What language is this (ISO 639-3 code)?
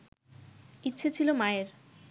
ben